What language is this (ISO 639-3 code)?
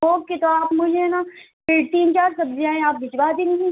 urd